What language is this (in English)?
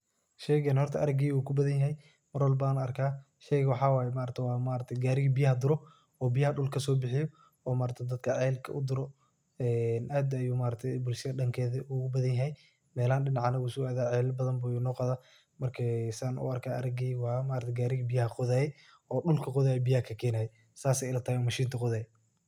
Somali